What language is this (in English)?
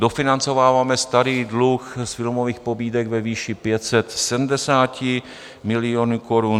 Czech